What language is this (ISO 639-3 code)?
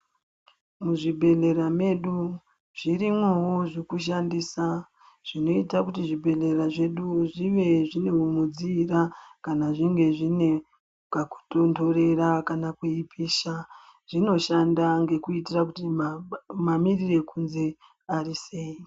ndc